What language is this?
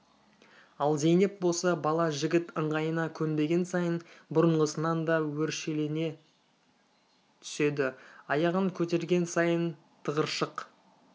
Kazakh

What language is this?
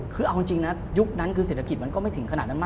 Thai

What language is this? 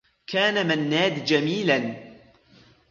Arabic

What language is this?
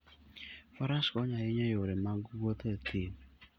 Luo (Kenya and Tanzania)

